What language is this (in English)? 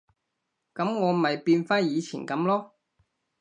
Cantonese